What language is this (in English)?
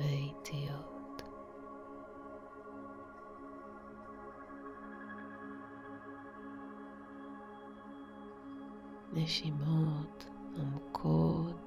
Hebrew